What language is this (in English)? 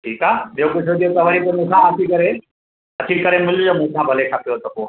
Sindhi